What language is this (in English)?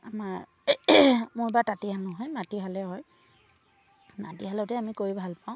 Assamese